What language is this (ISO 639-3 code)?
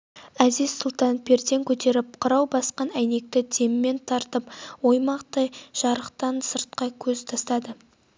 kaz